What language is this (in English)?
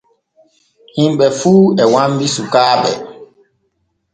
Borgu Fulfulde